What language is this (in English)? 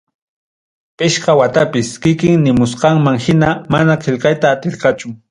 Ayacucho Quechua